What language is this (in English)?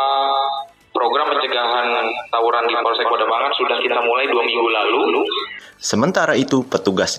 Indonesian